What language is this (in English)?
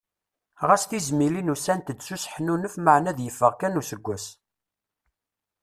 Kabyle